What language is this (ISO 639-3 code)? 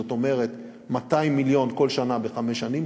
heb